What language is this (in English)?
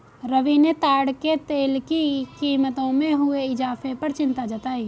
Hindi